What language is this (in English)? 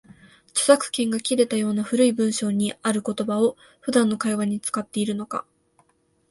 Japanese